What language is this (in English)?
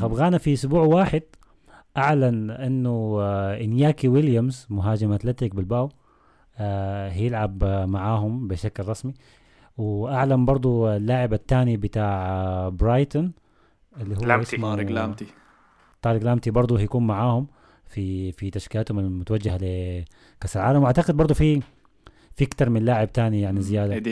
Arabic